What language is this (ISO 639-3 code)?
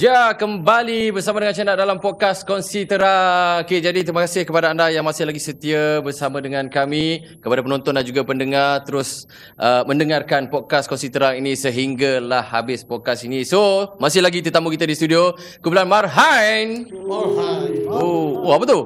msa